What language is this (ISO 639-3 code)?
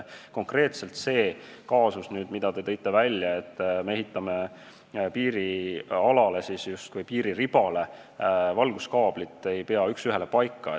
est